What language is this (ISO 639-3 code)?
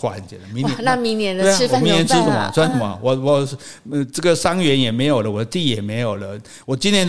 zho